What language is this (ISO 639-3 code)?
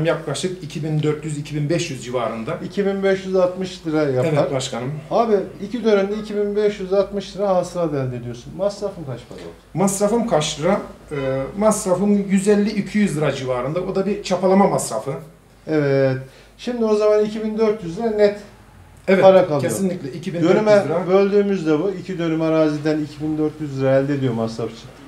tur